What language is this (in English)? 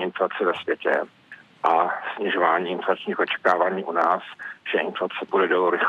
Czech